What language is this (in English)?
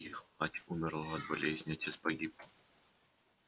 Russian